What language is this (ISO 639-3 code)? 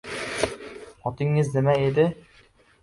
uzb